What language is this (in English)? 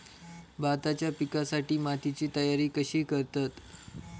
Marathi